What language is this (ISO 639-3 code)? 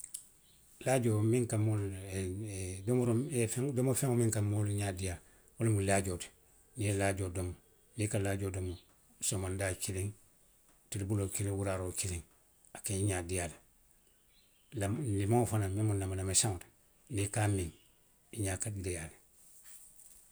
mlq